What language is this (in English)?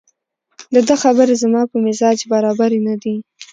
Pashto